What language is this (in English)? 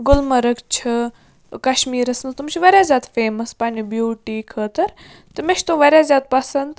Kashmiri